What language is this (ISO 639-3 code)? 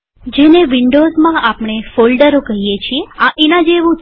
guj